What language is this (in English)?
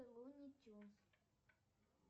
Russian